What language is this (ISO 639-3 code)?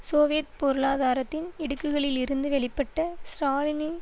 tam